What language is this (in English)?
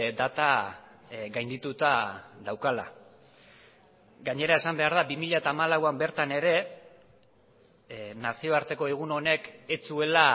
Basque